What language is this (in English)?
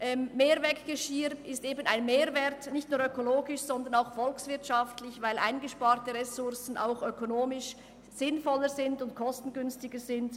Swiss German